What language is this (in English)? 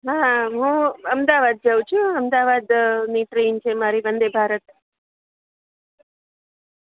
Gujarati